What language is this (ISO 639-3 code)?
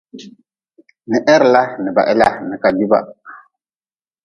nmz